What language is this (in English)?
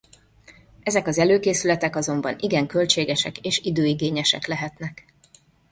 Hungarian